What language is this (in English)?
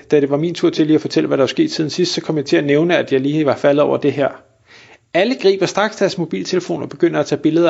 Danish